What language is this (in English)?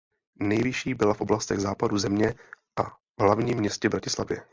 Czech